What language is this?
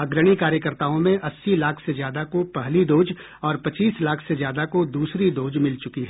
Hindi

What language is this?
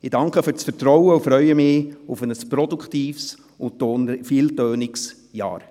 Swiss German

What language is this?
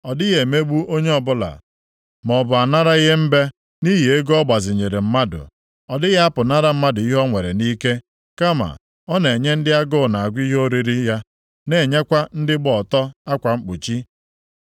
Igbo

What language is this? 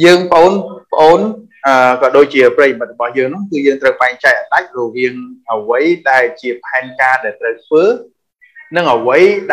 Vietnamese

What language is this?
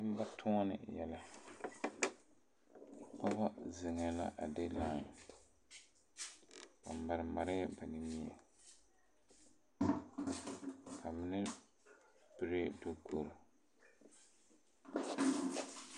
Southern Dagaare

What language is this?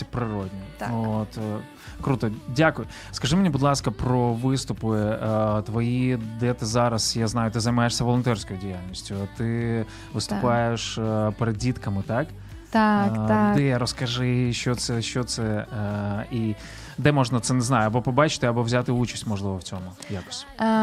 Ukrainian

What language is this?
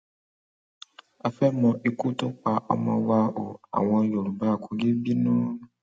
Yoruba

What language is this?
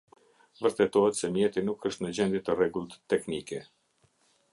Albanian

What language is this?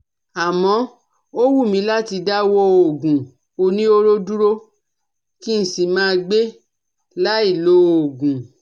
Yoruba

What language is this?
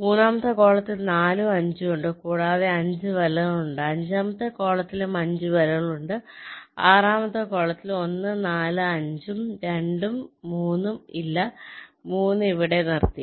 Malayalam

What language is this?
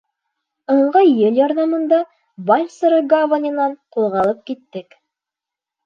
Bashkir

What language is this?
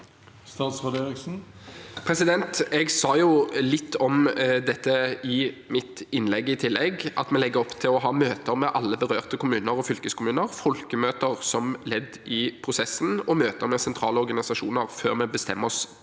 Norwegian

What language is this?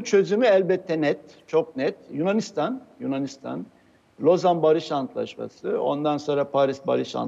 Turkish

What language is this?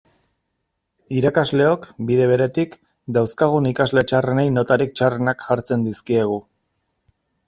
Basque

